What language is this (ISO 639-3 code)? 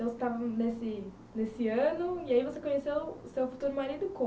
por